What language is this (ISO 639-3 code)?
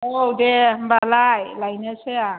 brx